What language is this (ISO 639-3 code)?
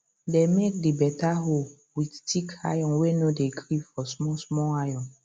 pcm